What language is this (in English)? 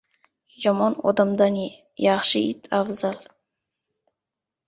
Uzbek